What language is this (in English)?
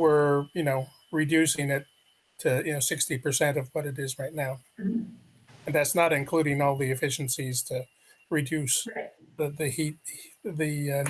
English